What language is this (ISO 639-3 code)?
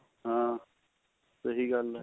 pan